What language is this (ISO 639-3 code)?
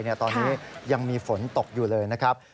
tha